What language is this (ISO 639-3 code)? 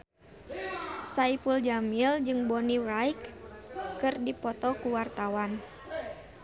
sun